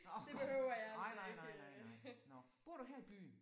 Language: Danish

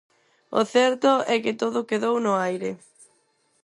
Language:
Galician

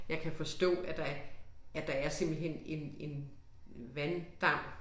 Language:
Danish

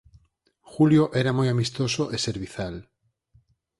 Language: Galician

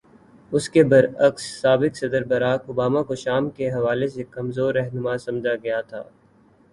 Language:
Urdu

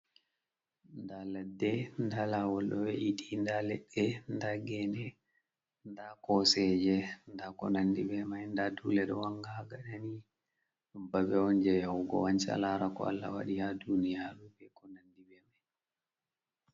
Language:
Fula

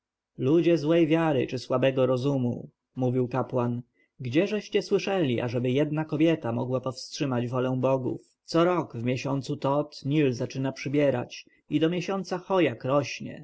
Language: Polish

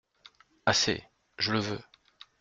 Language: French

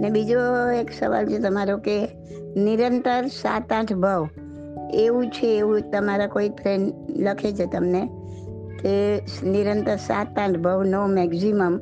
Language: Gujarati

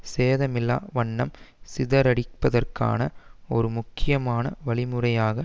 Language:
Tamil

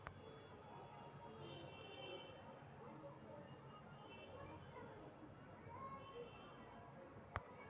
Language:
Magahi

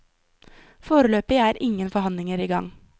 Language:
Norwegian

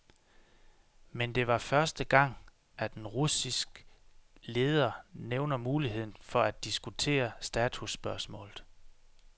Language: Danish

